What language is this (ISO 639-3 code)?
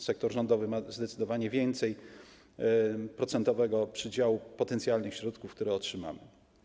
pol